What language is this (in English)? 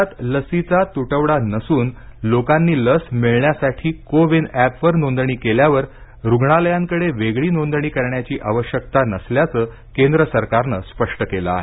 Marathi